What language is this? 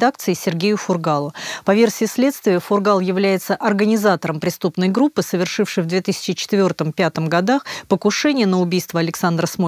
Russian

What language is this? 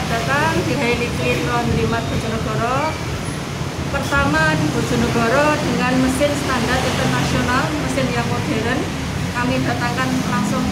Indonesian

